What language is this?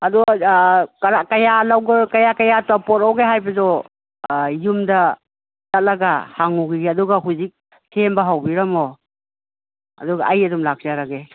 Manipuri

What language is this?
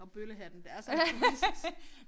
Danish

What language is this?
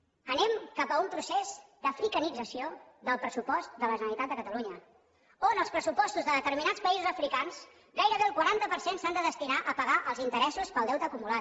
Catalan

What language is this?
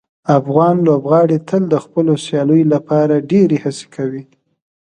Pashto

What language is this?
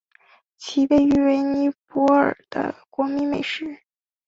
Chinese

